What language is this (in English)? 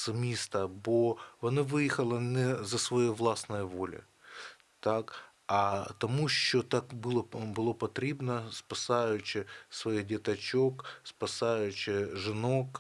Ukrainian